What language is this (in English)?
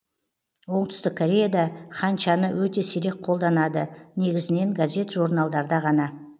Kazakh